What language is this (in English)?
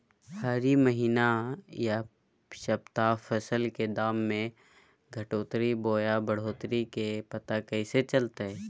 Magahi